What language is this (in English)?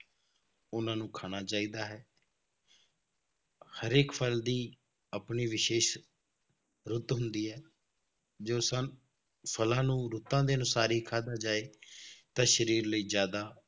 Punjabi